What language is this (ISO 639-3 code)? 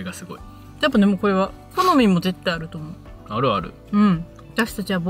jpn